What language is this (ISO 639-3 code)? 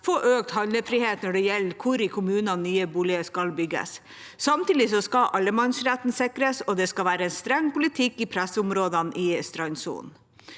nor